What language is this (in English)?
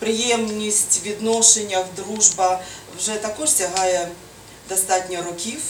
Ukrainian